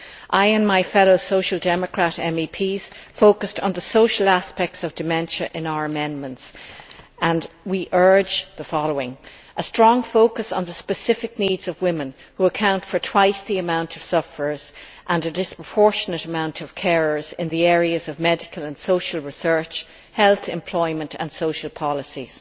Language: English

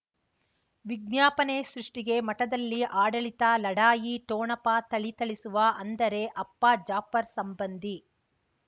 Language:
Kannada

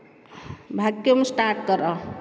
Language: Odia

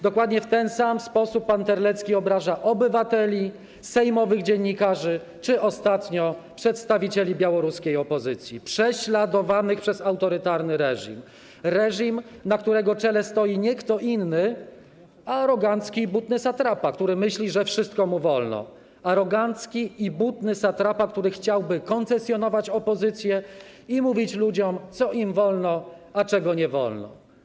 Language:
Polish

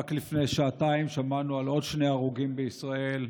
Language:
Hebrew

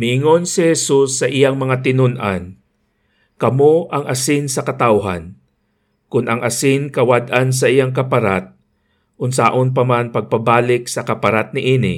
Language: Filipino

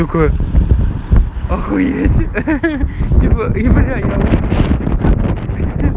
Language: Russian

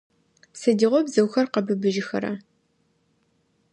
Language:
Adyghe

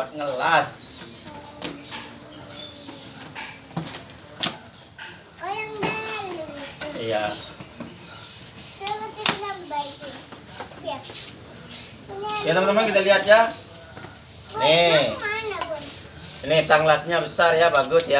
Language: Indonesian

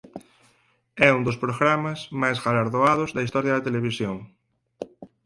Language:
Galician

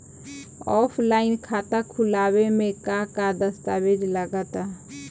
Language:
Bhojpuri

